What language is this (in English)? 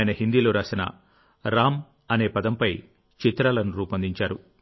Telugu